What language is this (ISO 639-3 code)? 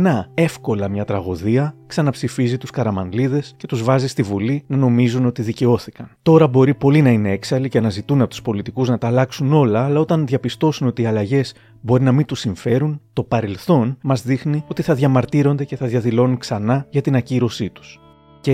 ell